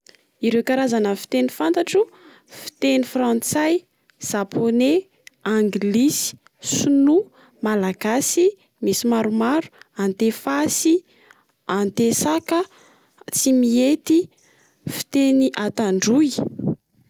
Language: Malagasy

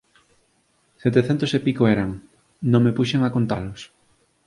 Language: Galician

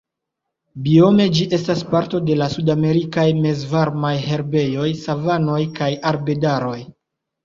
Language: Esperanto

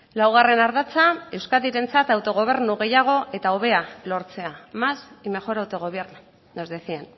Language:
Basque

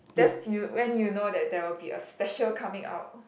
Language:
English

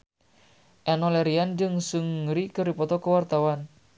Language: Sundanese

